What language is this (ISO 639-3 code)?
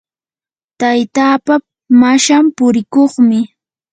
qur